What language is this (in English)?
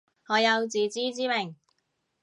Cantonese